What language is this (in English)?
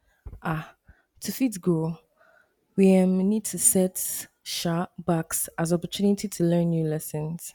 Nigerian Pidgin